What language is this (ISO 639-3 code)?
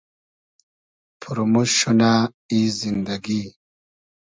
haz